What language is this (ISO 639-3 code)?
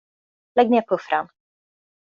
swe